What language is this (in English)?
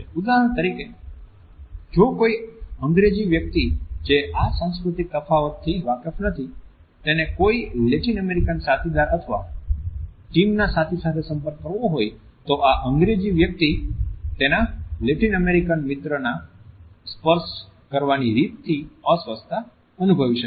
Gujarati